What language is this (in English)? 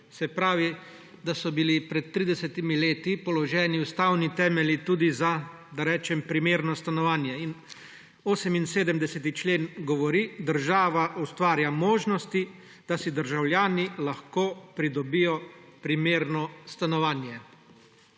Slovenian